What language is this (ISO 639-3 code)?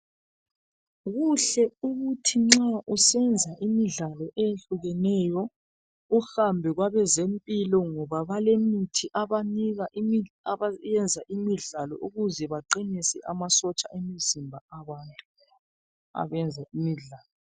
nde